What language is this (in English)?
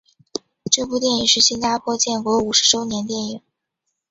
Chinese